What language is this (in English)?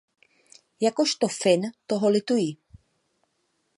Czech